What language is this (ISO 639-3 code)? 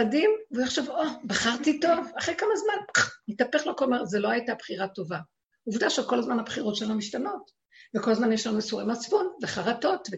heb